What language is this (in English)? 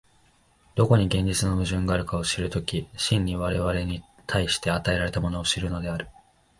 Japanese